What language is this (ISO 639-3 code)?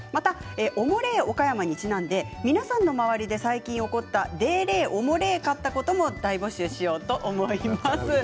jpn